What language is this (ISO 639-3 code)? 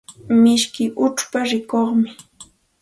qxt